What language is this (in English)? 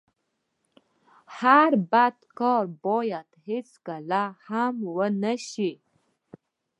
Pashto